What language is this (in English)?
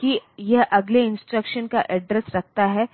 Hindi